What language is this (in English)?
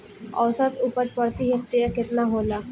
Bhojpuri